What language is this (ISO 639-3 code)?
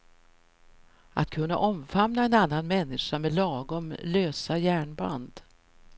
swe